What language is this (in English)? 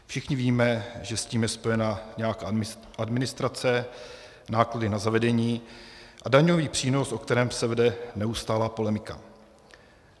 Czech